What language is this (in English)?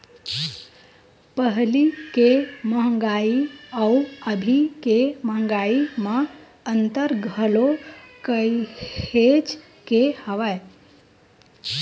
Chhattisgarhi